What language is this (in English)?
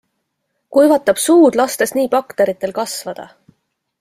Estonian